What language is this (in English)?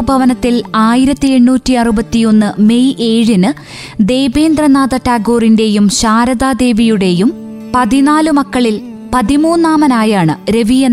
Malayalam